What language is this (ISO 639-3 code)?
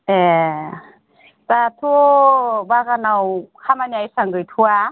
brx